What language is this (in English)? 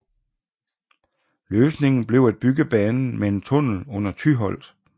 Danish